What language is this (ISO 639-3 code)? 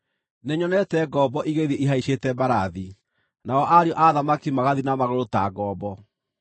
kik